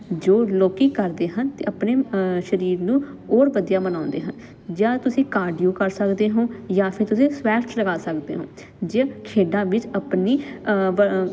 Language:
Punjabi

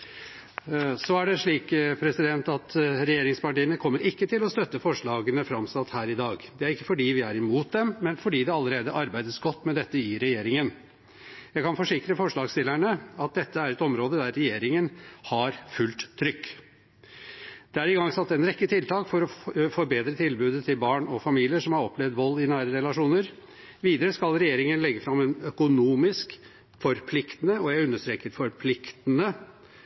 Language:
Norwegian Bokmål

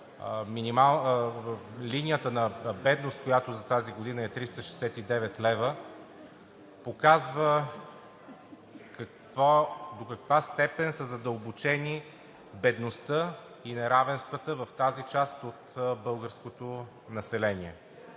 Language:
Bulgarian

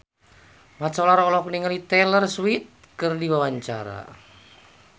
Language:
Sundanese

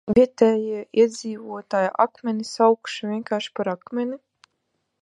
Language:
Latvian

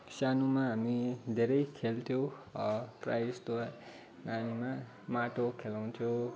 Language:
Nepali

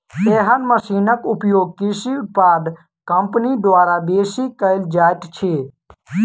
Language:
Maithili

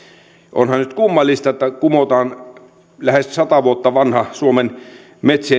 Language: Finnish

